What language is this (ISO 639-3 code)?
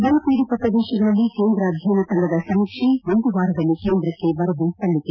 kan